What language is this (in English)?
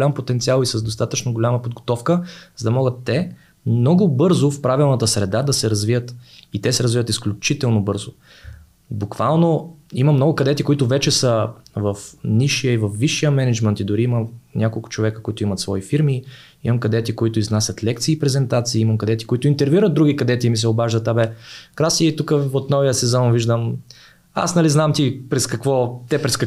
Bulgarian